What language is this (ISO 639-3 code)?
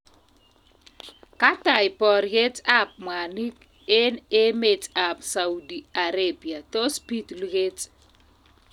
kln